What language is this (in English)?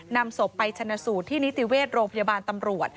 Thai